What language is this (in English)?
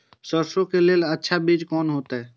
Maithili